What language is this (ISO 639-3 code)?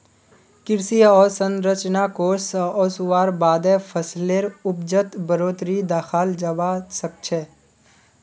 mag